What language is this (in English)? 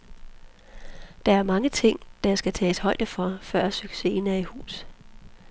Danish